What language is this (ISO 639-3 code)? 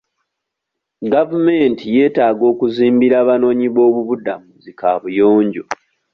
lug